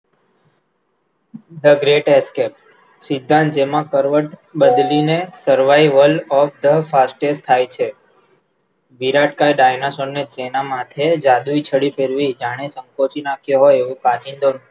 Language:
Gujarati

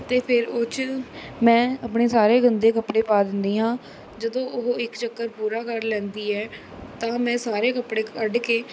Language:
Punjabi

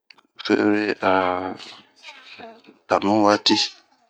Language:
Bomu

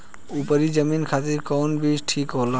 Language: Bhojpuri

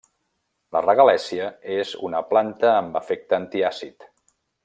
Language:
Catalan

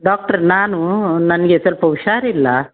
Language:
Kannada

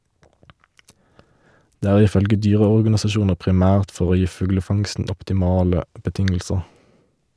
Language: Norwegian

